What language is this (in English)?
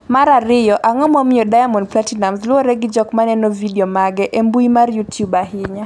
Luo (Kenya and Tanzania)